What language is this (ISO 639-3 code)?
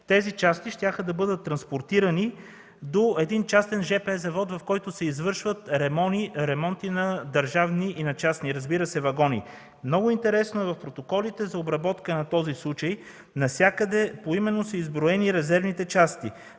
bul